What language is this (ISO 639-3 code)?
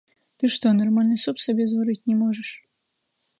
bel